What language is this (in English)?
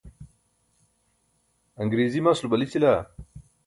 Burushaski